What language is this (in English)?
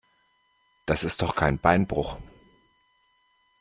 German